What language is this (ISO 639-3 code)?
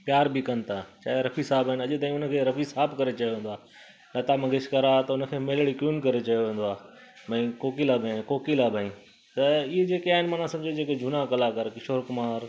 snd